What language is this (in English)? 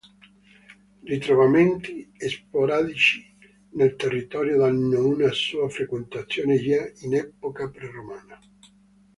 Italian